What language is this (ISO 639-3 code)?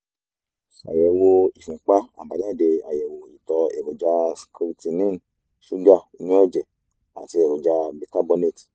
yor